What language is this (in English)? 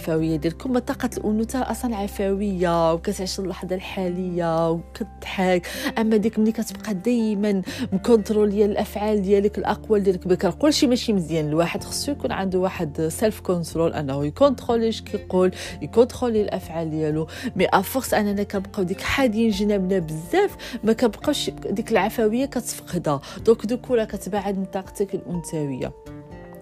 Arabic